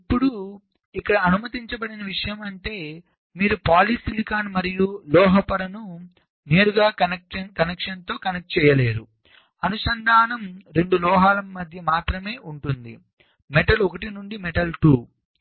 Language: Telugu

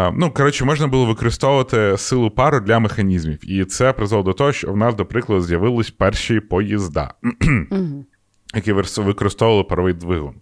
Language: Ukrainian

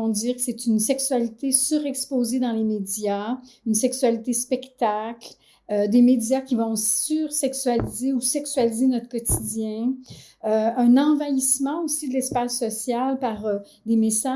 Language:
French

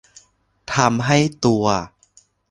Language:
Thai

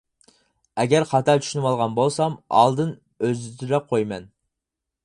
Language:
Uyghur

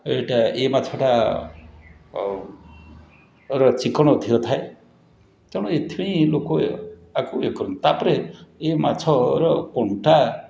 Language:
Odia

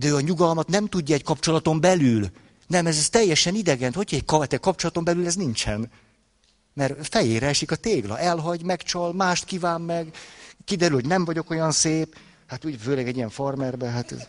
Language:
Hungarian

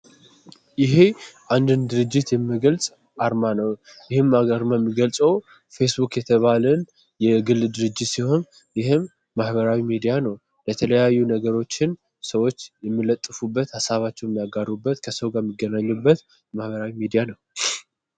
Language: Amharic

